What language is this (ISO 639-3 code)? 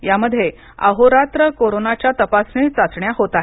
mar